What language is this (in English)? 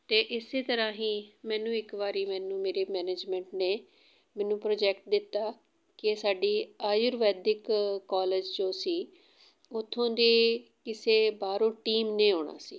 Punjabi